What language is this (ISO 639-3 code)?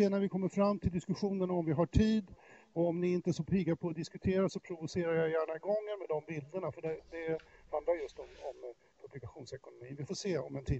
swe